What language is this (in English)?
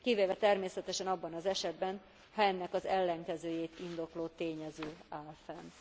Hungarian